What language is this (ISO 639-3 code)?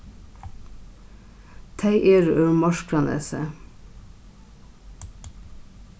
fao